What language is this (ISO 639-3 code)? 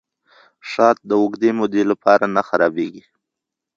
pus